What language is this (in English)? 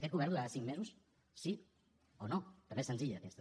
Catalan